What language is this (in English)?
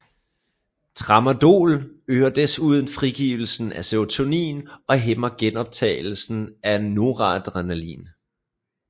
Danish